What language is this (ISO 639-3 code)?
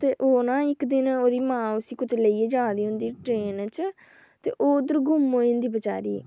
doi